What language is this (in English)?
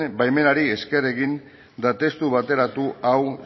Basque